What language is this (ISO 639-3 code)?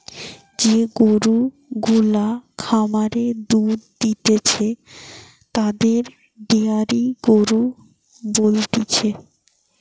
ben